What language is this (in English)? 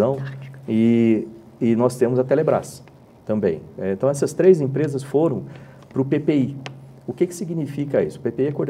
Portuguese